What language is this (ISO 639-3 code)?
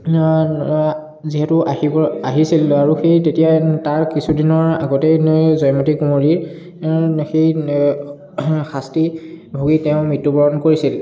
asm